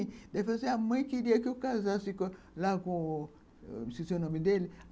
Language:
Portuguese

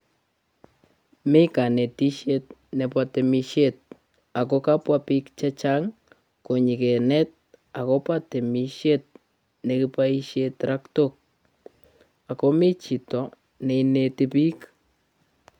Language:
Kalenjin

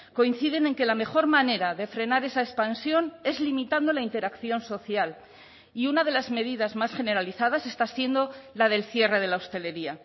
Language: Spanish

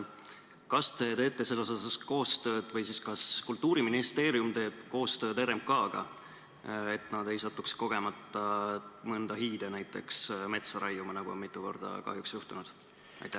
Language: Estonian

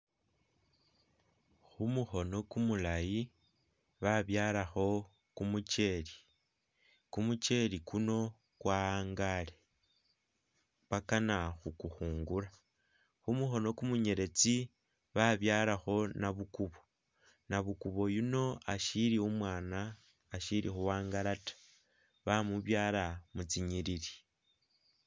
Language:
Masaaba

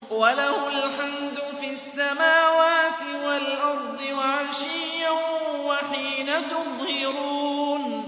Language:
Arabic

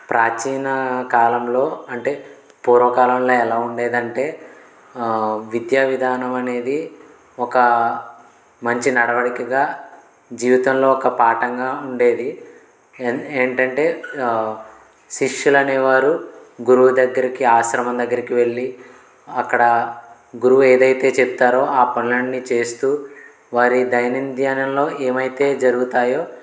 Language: Telugu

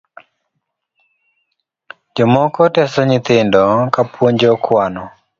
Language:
Luo (Kenya and Tanzania)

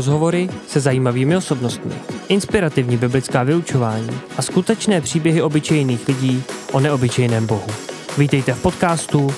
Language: Czech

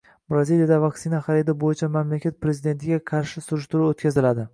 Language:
Uzbek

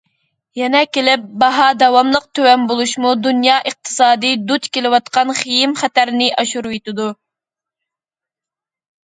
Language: Uyghur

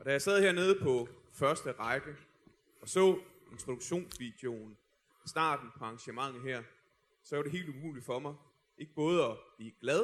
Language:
Danish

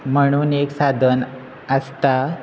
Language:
Konkani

